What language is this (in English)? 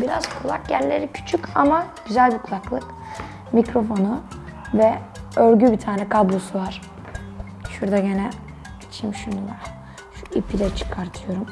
Turkish